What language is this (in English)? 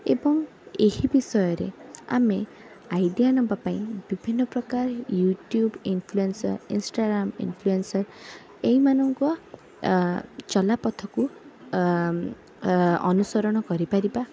Odia